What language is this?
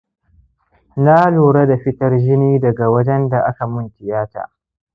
Hausa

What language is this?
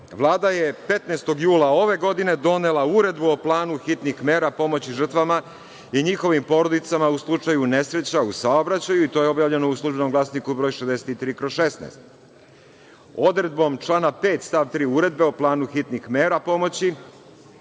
Serbian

